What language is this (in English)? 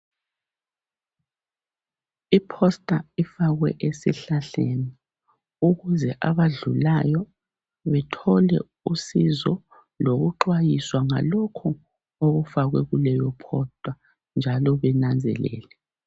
North Ndebele